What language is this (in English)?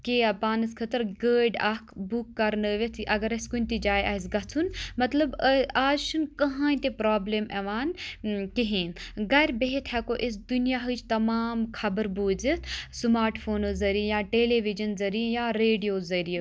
Kashmiri